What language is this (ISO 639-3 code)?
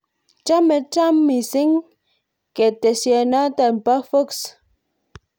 kln